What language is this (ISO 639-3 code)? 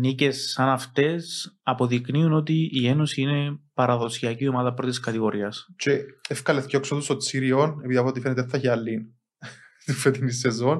ell